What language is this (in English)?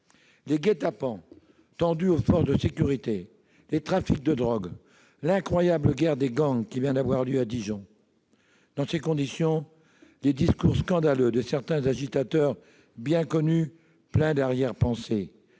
French